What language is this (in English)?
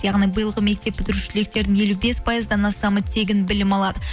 Kazakh